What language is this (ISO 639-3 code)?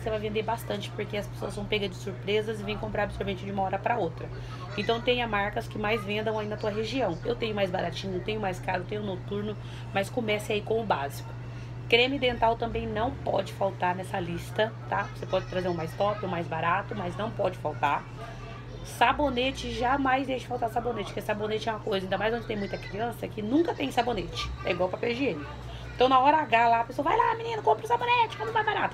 por